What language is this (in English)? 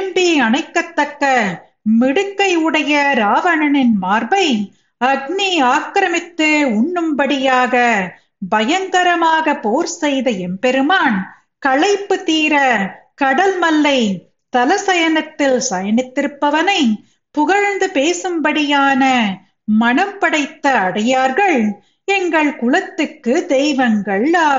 Tamil